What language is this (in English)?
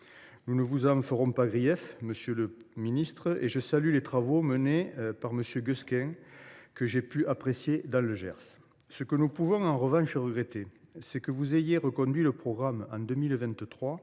French